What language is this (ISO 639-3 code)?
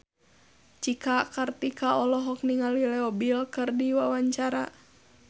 sun